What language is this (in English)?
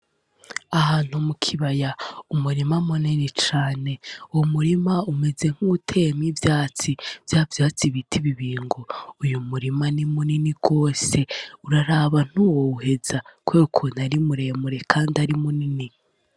Rundi